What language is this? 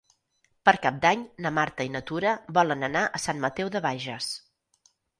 Catalan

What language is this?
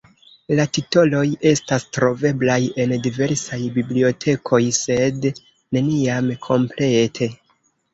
Esperanto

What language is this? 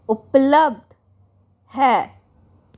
Punjabi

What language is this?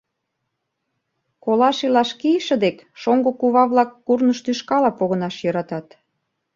Mari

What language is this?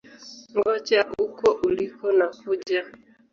Swahili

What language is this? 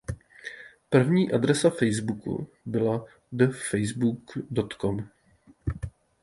Czech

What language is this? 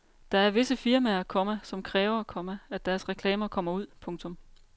Danish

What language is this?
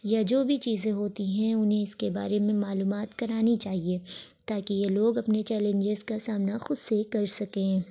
Urdu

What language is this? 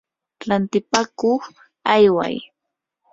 Yanahuanca Pasco Quechua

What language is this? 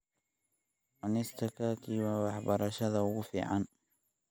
Somali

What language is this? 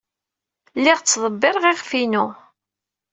Kabyle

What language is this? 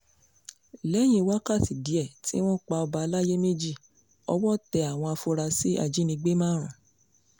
Yoruba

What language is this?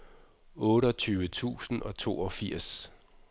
Danish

